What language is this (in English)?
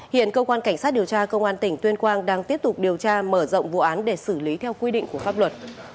Vietnamese